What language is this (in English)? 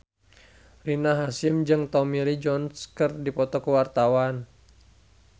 Sundanese